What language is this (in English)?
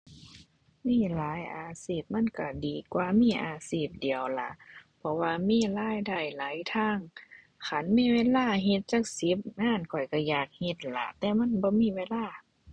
Thai